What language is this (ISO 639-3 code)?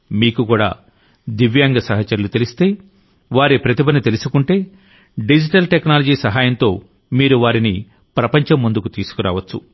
tel